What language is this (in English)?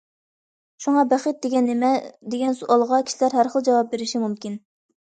Uyghur